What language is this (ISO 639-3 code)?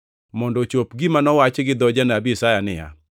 luo